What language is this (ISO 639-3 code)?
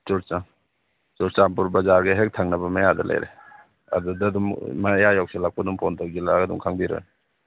mni